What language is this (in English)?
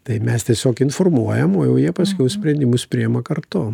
Lithuanian